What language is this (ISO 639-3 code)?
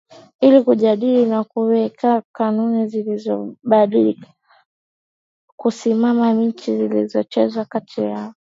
swa